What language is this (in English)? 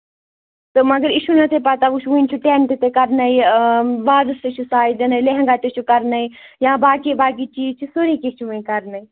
Kashmiri